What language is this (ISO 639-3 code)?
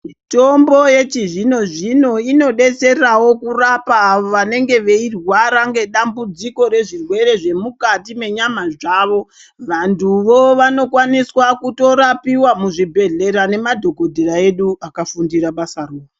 ndc